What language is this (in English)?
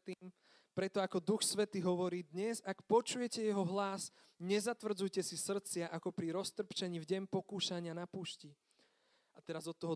Slovak